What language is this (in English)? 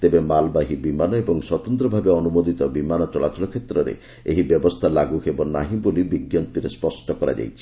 Odia